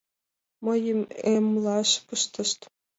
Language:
Mari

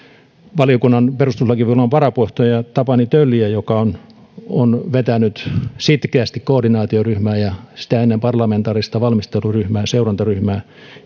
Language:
Finnish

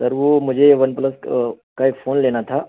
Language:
Urdu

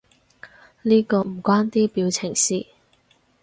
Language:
Cantonese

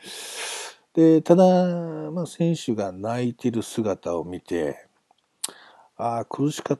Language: Japanese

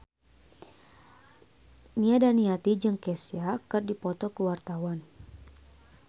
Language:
Sundanese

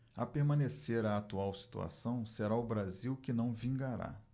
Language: Portuguese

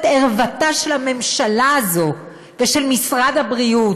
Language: Hebrew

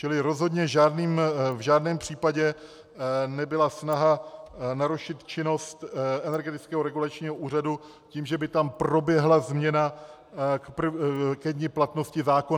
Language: Czech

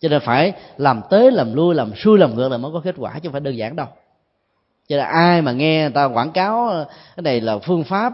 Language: Vietnamese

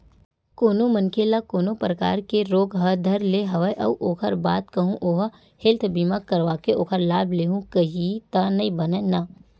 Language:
Chhattisgarhi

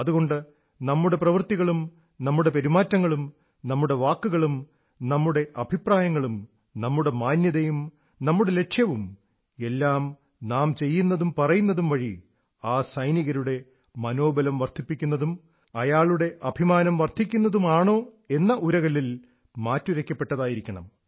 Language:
Malayalam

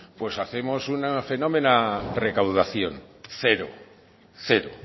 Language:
Spanish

